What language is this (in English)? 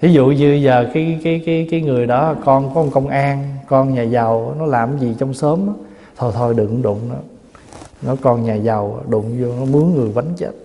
Vietnamese